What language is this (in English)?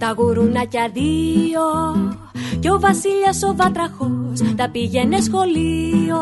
Greek